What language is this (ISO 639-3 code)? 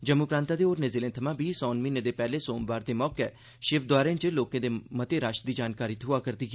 doi